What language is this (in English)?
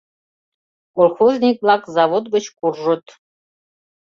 Mari